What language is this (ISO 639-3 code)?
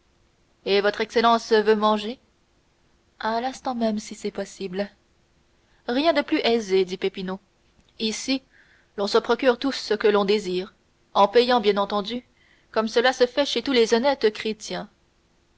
fra